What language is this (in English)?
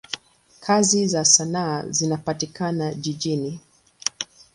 Swahili